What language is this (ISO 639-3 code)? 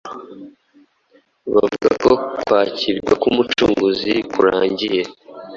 kin